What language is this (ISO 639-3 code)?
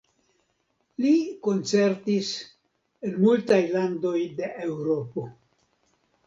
epo